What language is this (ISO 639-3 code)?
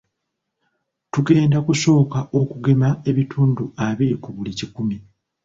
lug